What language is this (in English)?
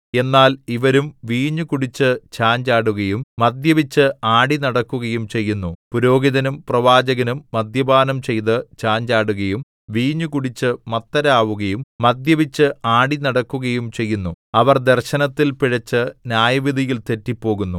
Malayalam